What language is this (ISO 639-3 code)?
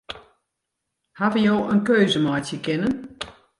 fry